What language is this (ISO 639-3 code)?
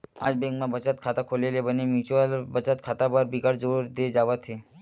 hne